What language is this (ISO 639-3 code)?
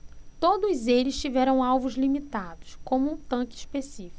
por